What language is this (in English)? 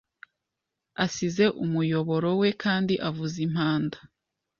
Kinyarwanda